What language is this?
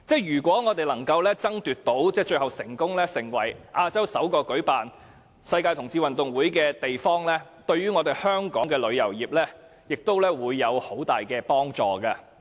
Cantonese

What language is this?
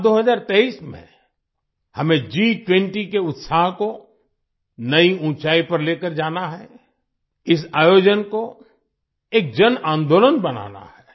Hindi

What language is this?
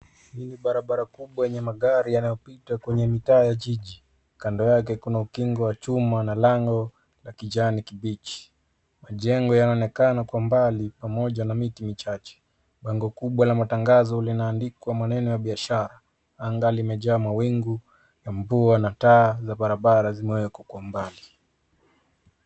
Swahili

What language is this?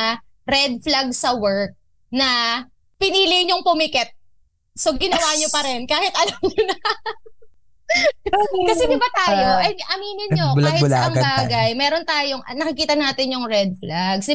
Filipino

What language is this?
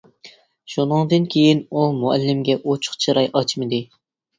Uyghur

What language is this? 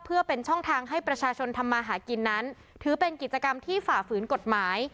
Thai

